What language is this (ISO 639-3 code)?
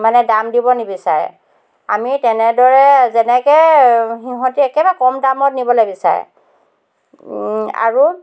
asm